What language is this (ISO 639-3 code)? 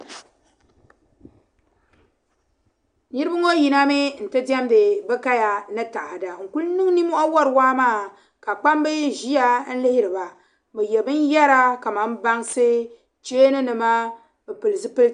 dag